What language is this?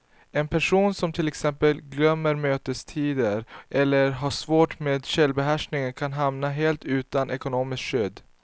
Swedish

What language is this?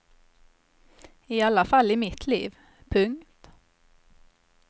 Swedish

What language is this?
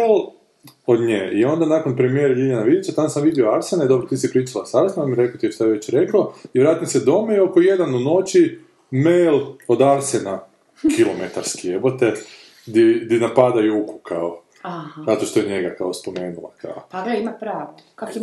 Croatian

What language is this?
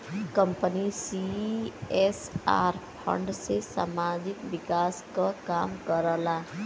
Bhojpuri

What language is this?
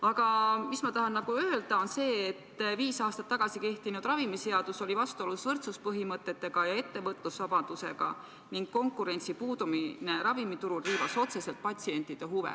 Estonian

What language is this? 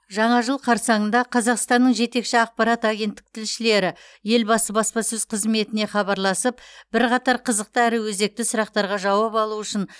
Kazakh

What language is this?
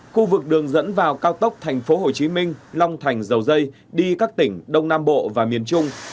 Vietnamese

